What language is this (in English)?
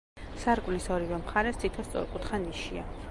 Georgian